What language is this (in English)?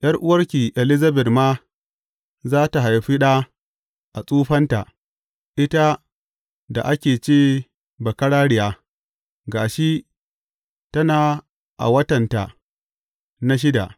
Hausa